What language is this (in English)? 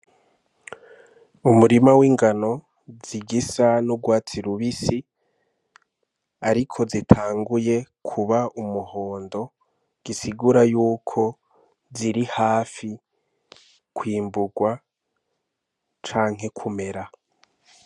Rundi